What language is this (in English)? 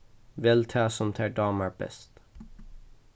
Faroese